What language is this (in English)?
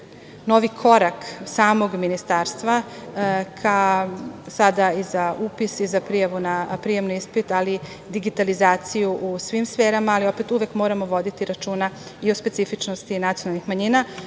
Serbian